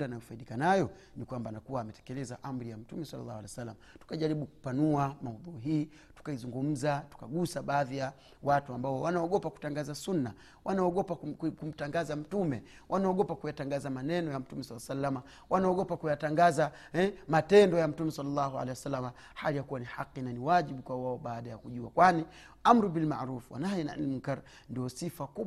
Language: Swahili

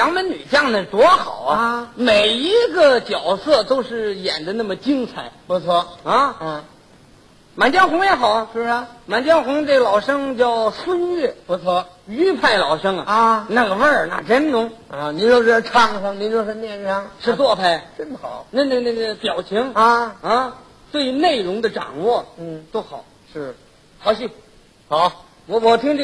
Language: Chinese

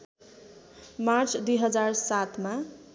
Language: Nepali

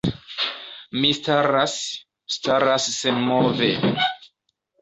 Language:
Esperanto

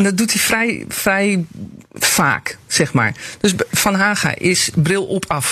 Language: Dutch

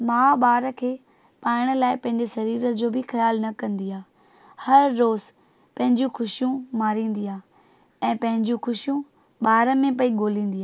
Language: Sindhi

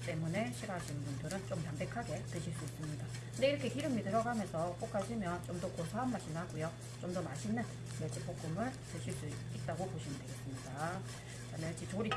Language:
Korean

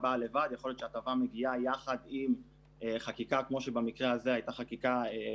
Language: Hebrew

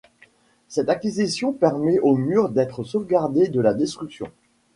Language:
French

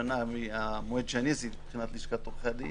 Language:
Hebrew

